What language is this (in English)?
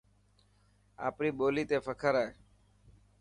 Dhatki